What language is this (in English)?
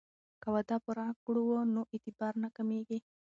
Pashto